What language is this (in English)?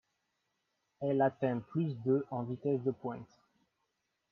French